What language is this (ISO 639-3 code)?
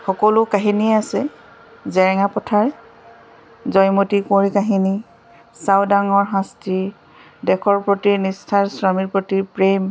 asm